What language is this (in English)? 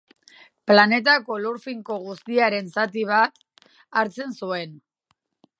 Basque